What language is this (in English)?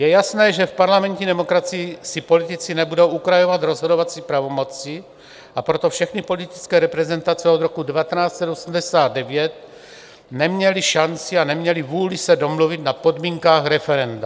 Czech